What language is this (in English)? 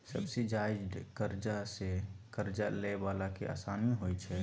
Maithili